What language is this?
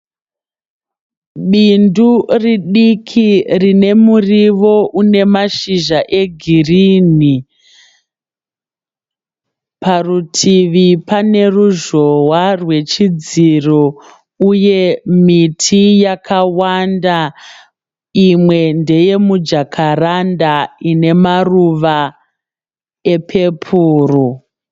Shona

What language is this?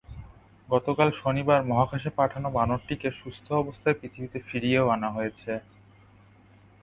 Bangla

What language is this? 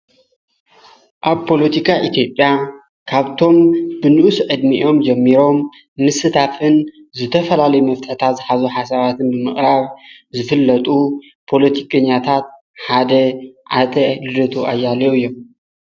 Tigrinya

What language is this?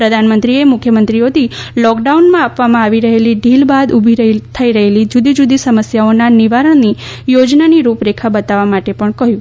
Gujarati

